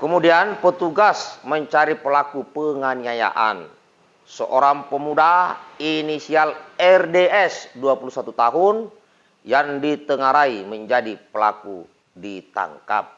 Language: Indonesian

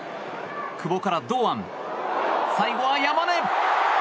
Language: Japanese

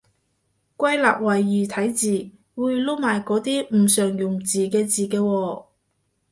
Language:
Cantonese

